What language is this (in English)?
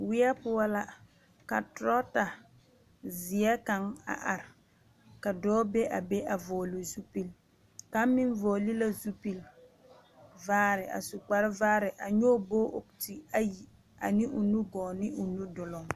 Southern Dagaare